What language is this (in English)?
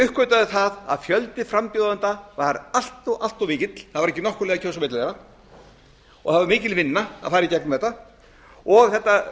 Icelandic